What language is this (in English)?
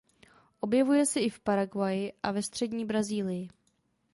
Czech